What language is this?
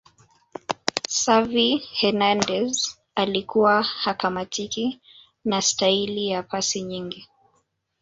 Swahili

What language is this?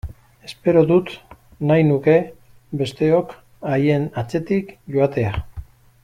Basque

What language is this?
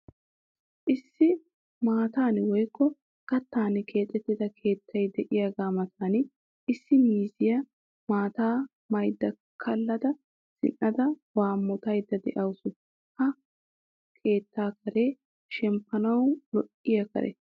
Wolaytta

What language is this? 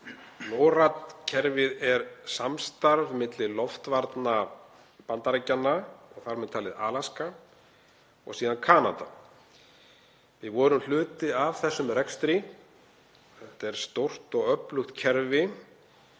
Icelandic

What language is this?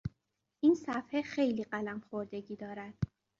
Persian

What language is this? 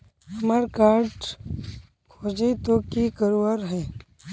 Magahi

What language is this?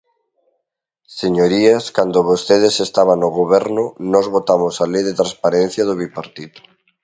Galician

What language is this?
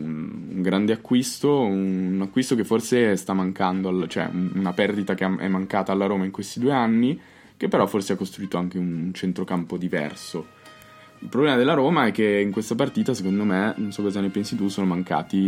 Italian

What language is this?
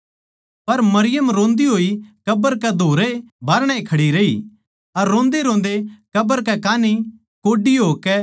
Haryanvi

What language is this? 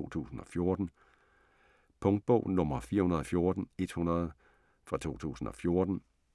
Danish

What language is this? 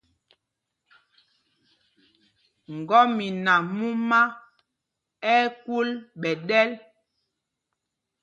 Mpumpong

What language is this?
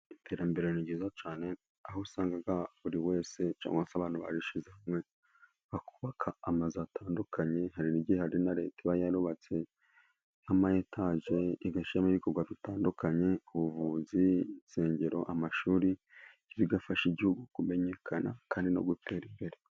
Kinyarwanda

